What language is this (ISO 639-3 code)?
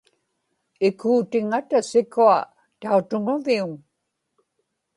ipk